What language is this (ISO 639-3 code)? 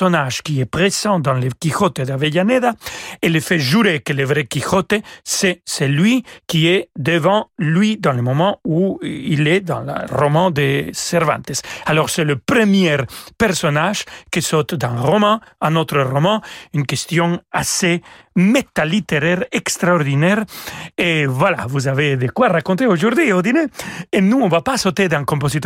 fra